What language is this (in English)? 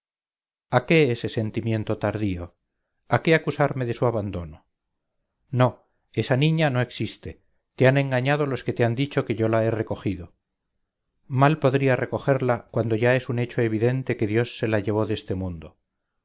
Spanish